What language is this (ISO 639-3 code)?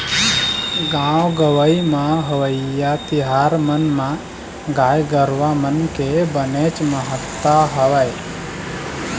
hne